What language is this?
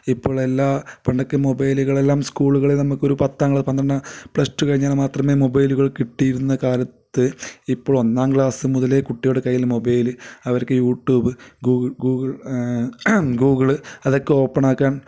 Malayalam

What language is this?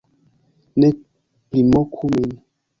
Esperanto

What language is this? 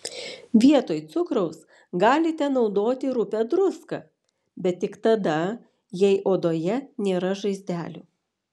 Lithuanian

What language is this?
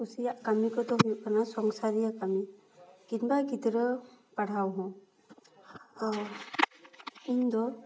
Santali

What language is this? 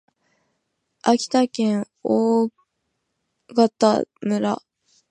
Japanese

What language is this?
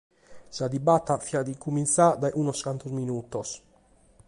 Sardinian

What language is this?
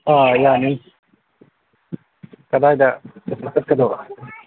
Manipuri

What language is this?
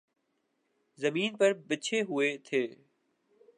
Urdu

